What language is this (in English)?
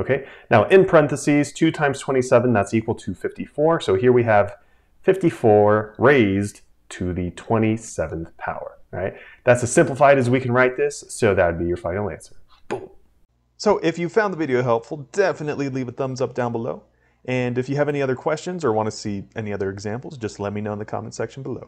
English